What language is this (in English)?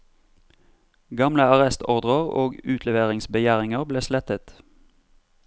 Norwegian